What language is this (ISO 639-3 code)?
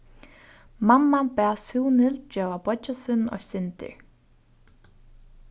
fao